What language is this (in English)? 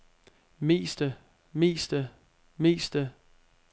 Danish